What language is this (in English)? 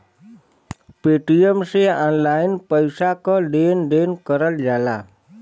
Bhojpuri